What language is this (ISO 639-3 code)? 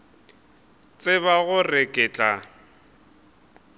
nso